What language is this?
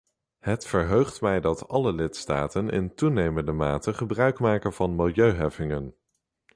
Dutch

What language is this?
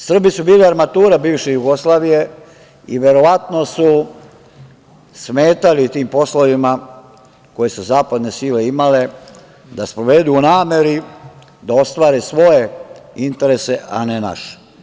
Serbian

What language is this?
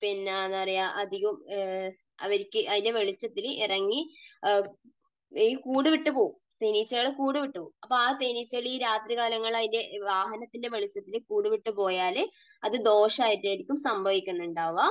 Malayalam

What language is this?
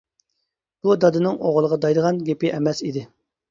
Uyghur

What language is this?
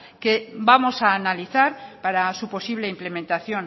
Spanish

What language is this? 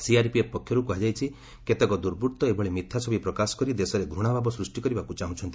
Odia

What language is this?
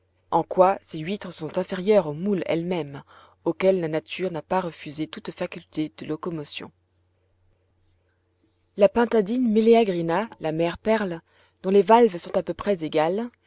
French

